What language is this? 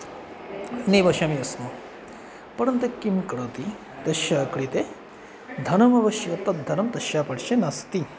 Sanskrit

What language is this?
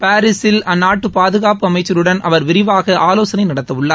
Tamil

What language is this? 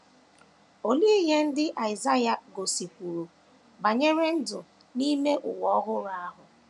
Igbo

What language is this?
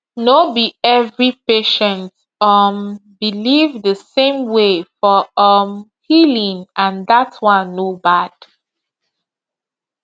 Nigerian Pidgin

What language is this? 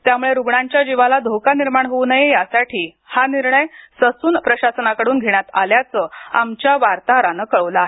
Marathi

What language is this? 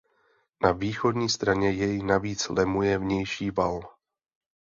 Czech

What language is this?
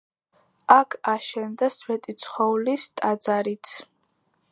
Georgian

